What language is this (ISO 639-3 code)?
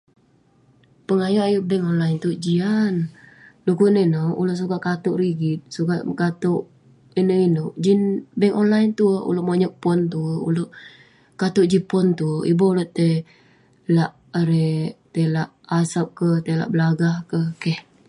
pne